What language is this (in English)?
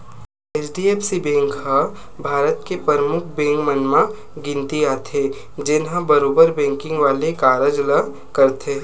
Chhattisgarhi